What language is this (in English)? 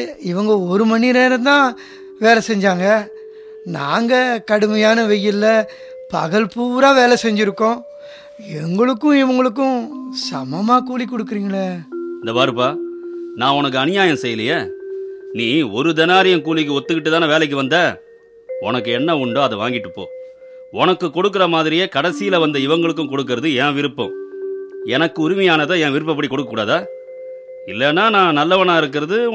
Tamil